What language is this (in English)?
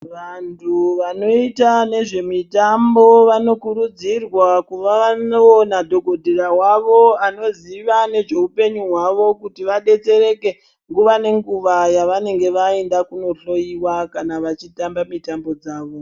Ndau